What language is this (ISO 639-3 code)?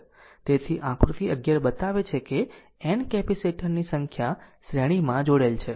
guj